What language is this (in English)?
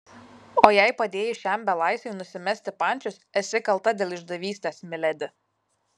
Lithuanian